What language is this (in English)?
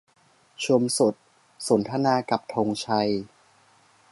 Thai